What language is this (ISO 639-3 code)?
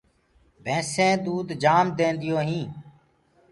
ggg